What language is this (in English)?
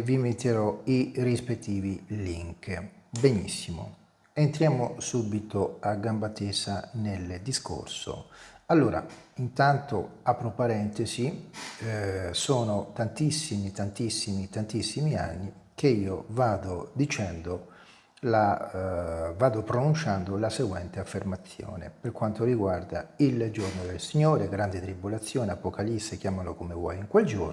Italian